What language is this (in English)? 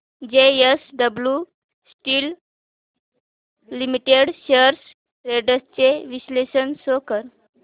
Marathi